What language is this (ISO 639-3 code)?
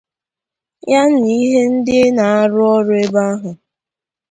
ibo